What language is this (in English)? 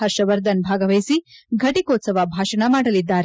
Kannada